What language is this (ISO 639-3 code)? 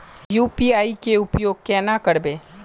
mag